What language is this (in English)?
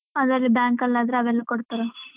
Kannada